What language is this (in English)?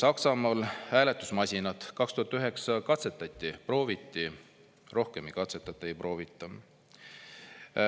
Estonian